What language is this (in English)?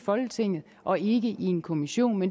Danish